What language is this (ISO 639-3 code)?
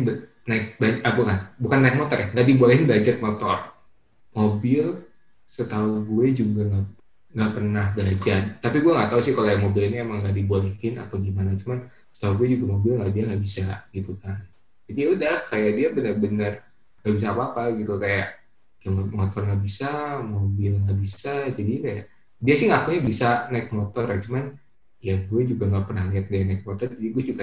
ind